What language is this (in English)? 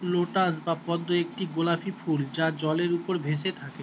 Bangla